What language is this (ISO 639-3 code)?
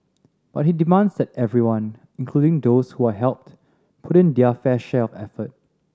eng